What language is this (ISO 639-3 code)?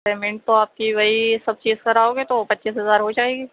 urd